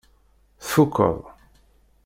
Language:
Kabyle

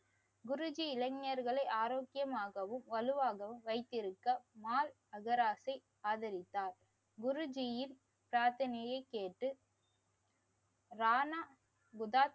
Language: Tamil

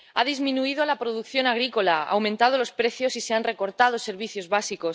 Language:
Spanish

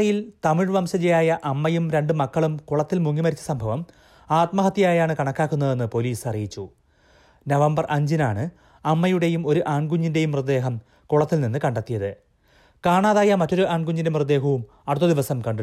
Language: Malayalam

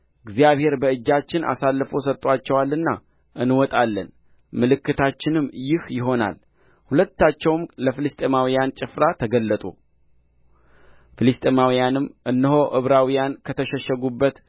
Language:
Amharic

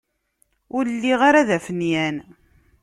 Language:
Kabyle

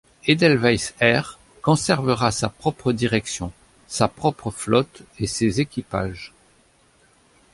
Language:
French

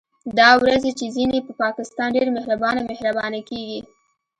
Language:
Pashto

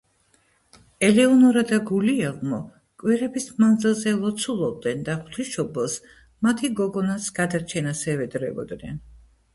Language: Georgian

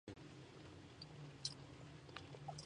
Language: Spanish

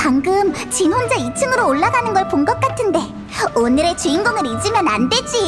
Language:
Korean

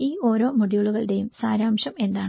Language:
Malayalam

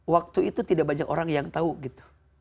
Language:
Indonesian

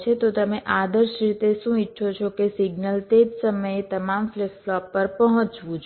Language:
Gujarati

